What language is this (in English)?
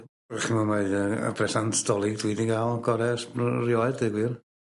Welsh